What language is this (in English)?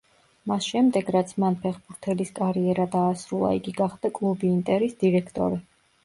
Georgian